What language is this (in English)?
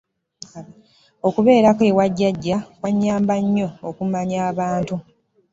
Ganda